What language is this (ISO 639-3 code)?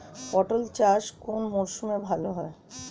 ben